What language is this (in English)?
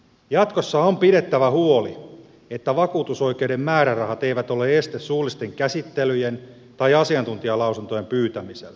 Finnish